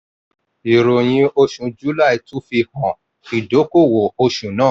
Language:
Yoruba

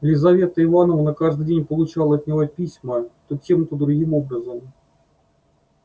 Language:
Russian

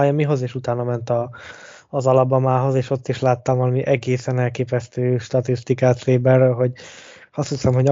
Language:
Hungarian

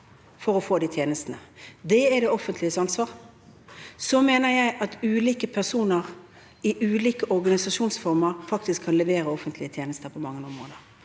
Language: Norwegian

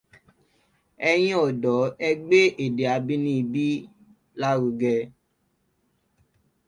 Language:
Yoruba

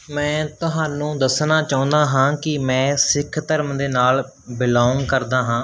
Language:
Punjabi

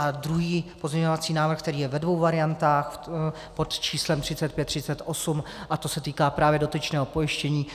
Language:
Czech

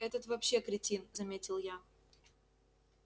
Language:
Russian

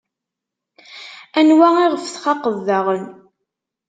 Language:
Kabyle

